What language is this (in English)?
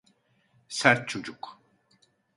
Turkish